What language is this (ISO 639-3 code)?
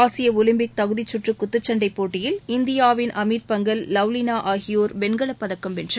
tam